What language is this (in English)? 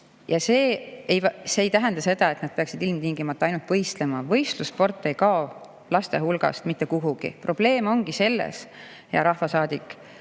Estonian